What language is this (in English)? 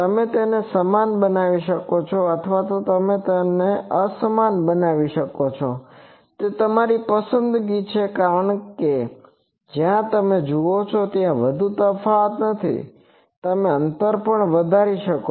Gujarati